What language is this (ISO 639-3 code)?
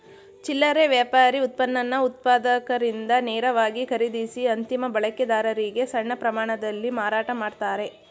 kan